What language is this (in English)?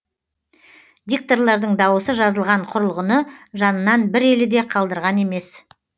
Kazakh